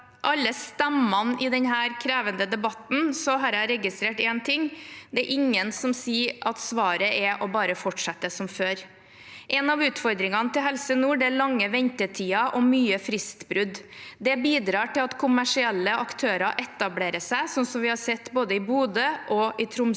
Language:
Norwegian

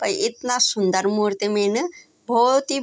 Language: Garhwali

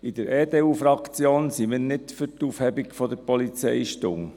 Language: Swiss German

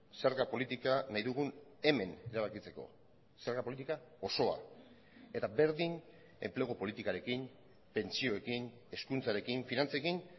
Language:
Basque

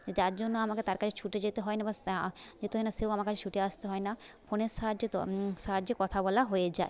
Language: Bangla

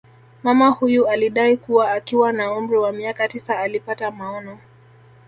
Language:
Swahili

